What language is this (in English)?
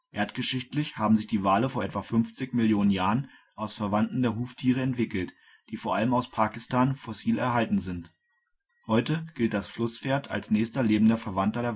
German